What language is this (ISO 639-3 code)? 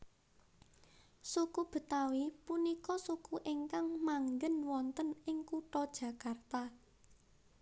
jav